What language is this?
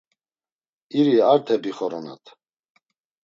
Laz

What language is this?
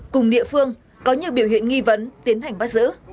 Vietnamese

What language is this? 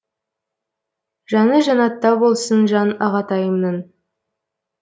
Kazakh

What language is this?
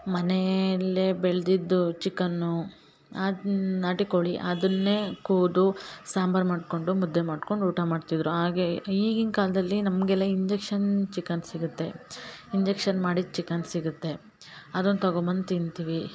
Kannada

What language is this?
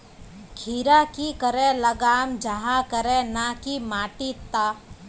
Magahi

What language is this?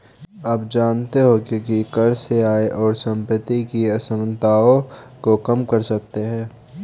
Hindi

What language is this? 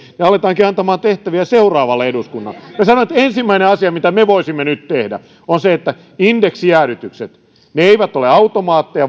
Finnish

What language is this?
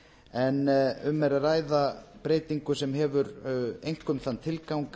Icelandic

